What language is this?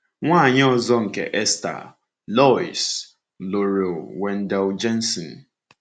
Igbo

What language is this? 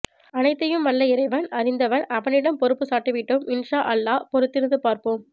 Tamil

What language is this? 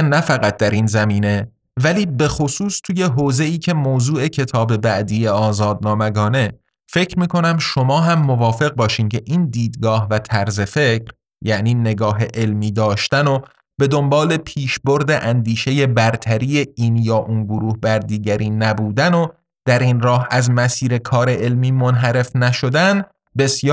Persian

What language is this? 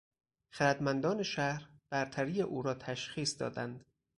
Persian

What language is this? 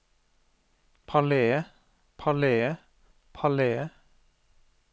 Norwegian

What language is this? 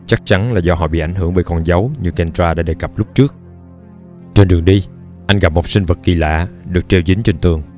Vietnamese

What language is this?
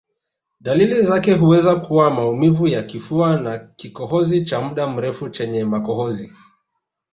Swahili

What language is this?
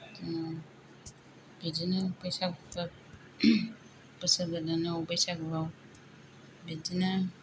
Bodo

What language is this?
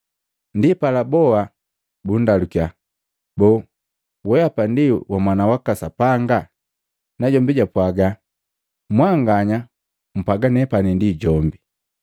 Matengo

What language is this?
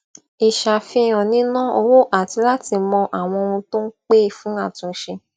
Yoruba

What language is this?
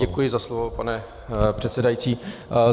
Czech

